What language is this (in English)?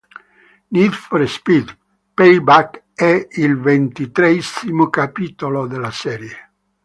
Italian